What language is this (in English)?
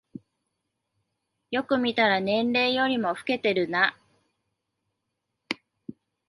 Japanese